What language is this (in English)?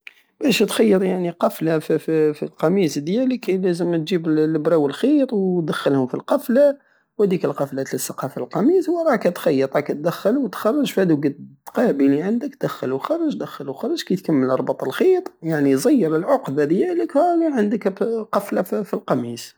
Algerian Saharan Arabic